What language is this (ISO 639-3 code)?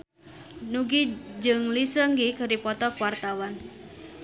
sun